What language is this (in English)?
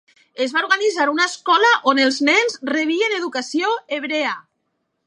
Catalan